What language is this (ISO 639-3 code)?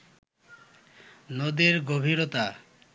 ben